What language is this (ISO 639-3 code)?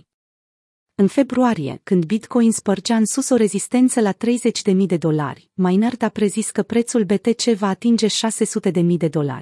ron